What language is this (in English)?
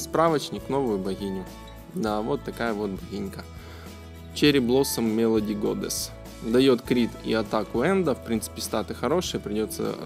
Russian